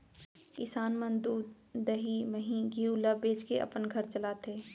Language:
Chhattisgarhi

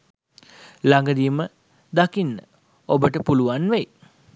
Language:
Sinhala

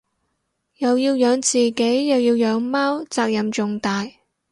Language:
Cantonese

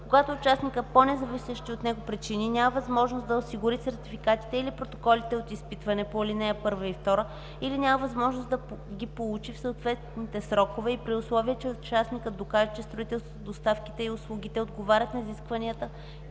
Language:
Bulgarian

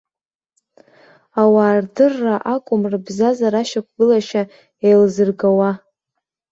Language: Abkhazian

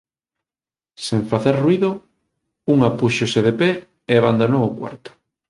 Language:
Galician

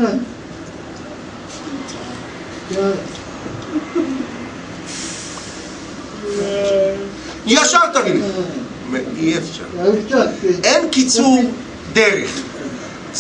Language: Hebrew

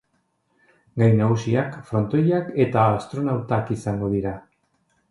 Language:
Basque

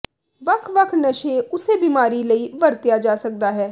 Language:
Punjabi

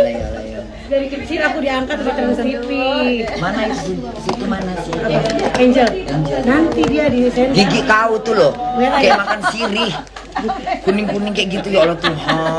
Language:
Indonesian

